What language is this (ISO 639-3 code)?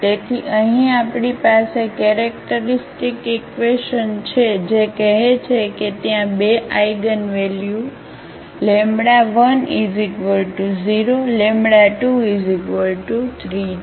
guj